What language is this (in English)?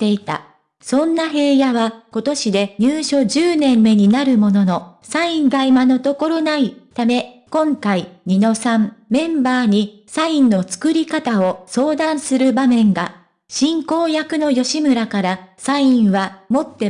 Japanese